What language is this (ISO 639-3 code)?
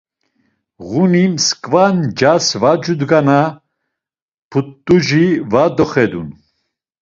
lzz